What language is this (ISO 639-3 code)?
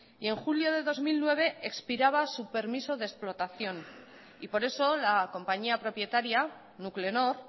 spa